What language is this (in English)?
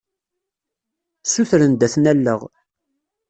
Kabyle